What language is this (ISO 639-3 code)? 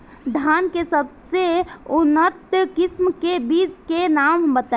bho